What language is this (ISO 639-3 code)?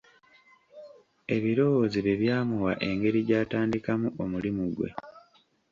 lug